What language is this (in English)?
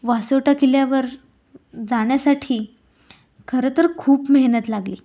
Marathi